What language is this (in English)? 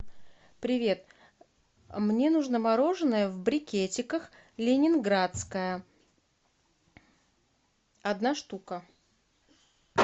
Russian